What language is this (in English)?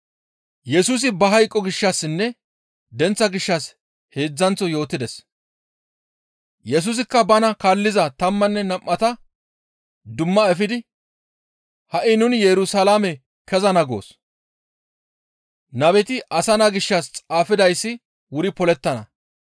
Gamo